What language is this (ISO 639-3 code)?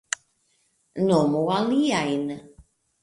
epo